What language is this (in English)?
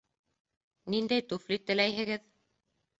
Bashkir